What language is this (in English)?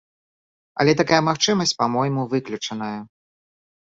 Belarusian